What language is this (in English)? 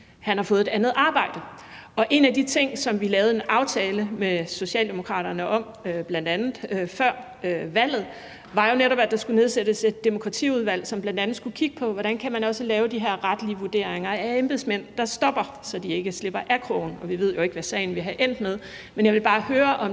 Danish